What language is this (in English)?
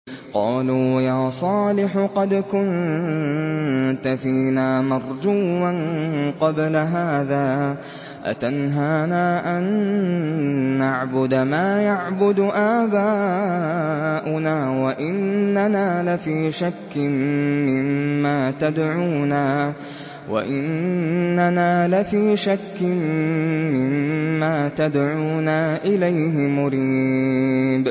Arabic